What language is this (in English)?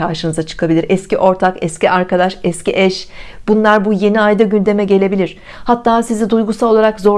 Turkish